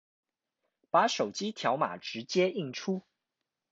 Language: Chinese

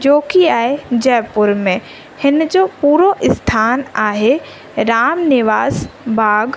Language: Sindhi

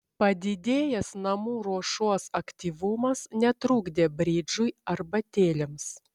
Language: Lithuanian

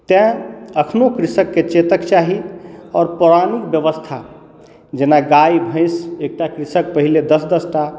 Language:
Maithili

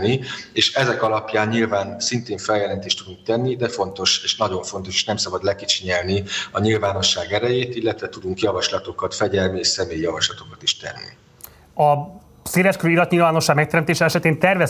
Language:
Hungarian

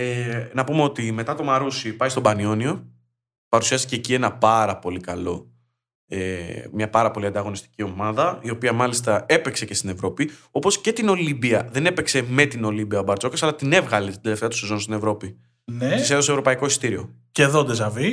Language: Greek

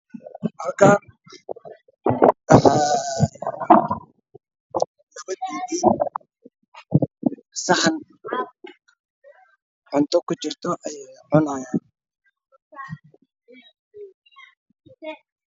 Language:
Somali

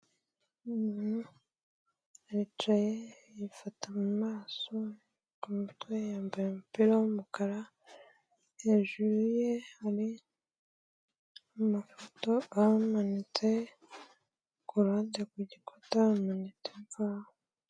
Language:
Kinyarwanda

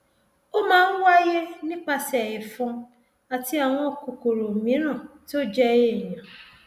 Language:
Yoruba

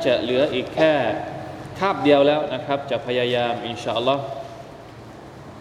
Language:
Thai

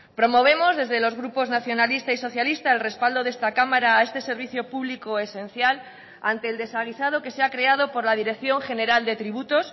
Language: Spanish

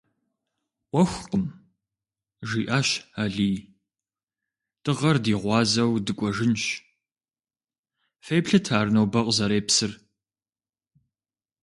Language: Kabardian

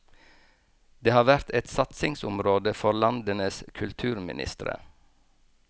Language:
Norwegian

